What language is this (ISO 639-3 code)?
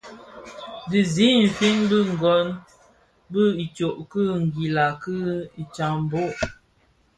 ksf